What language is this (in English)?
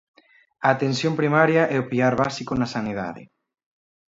Galician